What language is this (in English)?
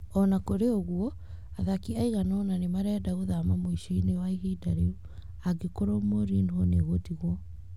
Kikuyu